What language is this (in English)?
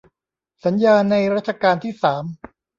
Thai